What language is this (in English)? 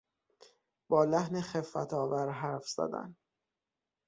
Persian